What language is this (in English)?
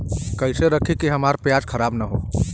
Bhojpuri